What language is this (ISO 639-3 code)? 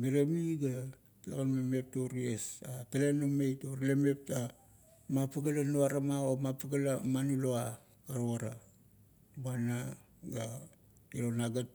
kto